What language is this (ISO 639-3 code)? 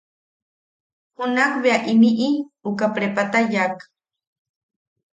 yaq